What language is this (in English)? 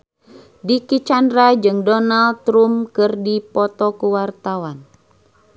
Sundanese